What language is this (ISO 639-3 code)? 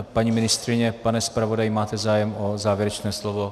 ces